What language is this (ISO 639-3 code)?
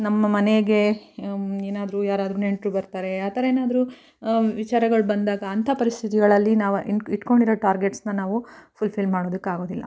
kan